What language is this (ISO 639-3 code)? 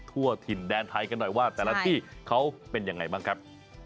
tha